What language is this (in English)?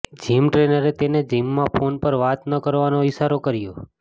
Gujarati